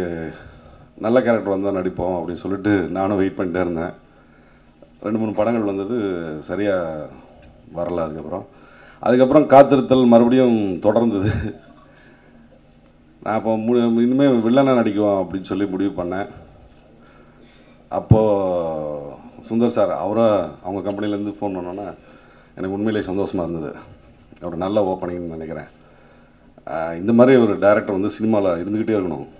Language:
Indonesian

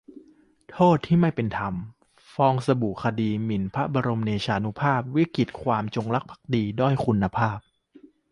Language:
Thai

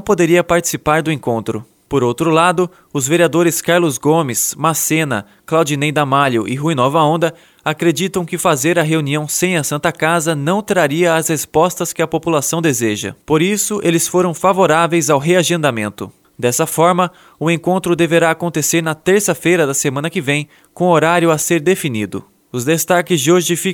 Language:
Portuguese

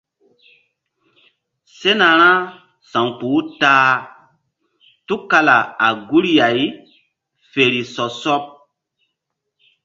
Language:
Mbum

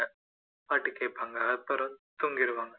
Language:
Tamil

